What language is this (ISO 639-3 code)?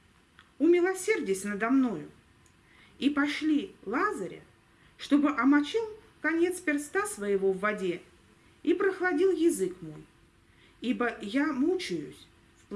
rus